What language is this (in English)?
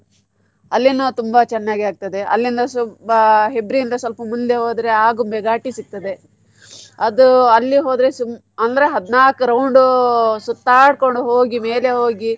Kannada